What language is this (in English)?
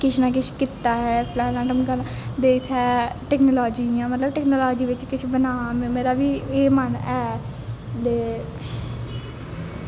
Dogri